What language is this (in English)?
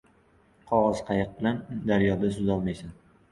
Uzbek